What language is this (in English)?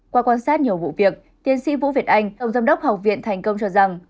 Vietnamese